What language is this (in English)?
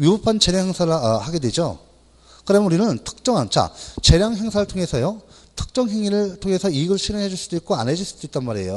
Korean